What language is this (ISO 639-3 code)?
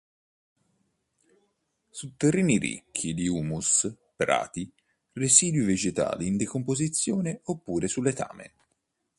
ita